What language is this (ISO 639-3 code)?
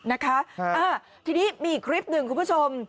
tha